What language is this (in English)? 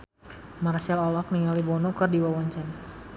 Sundanese